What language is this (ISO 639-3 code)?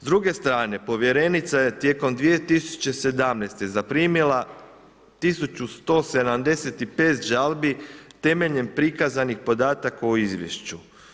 hrv